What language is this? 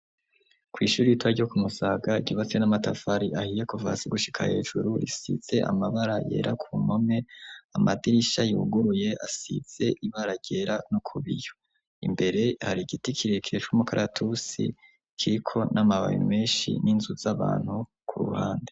Rundi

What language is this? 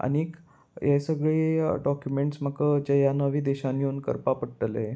Konkani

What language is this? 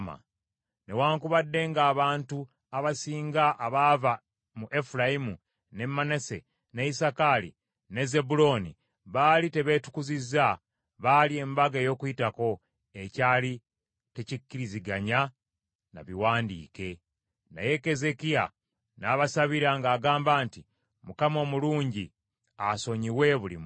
Ganda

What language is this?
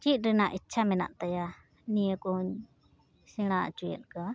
Santali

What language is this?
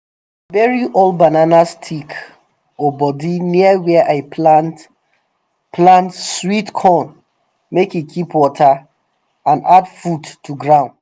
Nigerian Pidgin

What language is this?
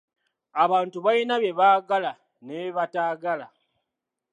Ganda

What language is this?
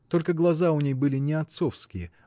Russian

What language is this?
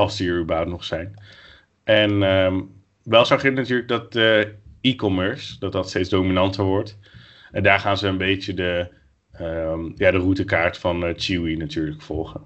Dutch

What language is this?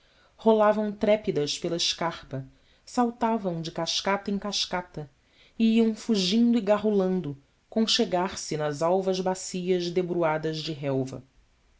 Portuguese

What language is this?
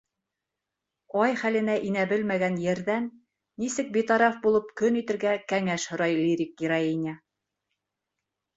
Bashkir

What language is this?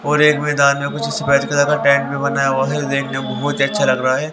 Hindi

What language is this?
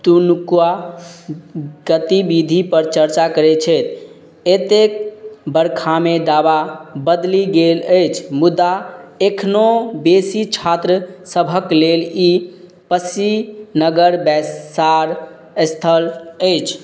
Maithili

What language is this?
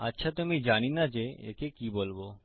Bangla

